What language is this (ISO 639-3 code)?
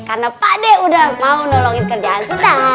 ind